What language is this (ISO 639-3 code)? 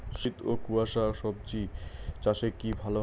ben